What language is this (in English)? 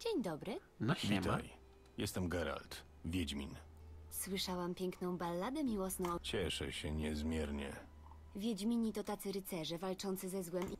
Polish